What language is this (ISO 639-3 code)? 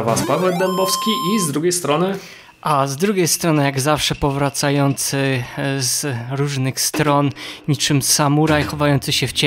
pol